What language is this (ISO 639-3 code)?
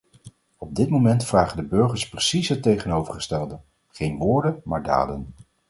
nld